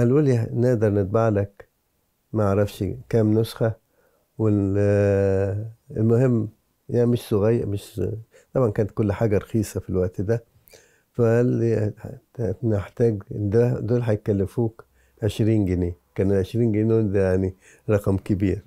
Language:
Arabic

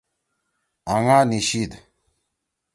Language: Torwali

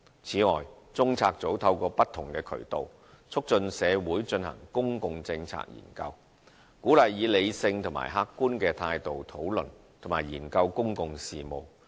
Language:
Cantonese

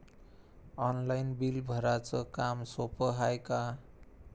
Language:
Marathi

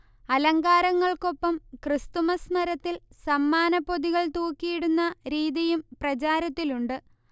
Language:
Malayalam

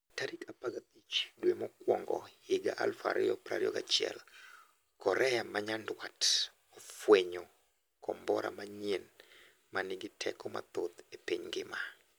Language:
Luo (Kenya and Tanzania)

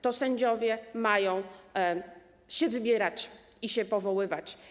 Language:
Polish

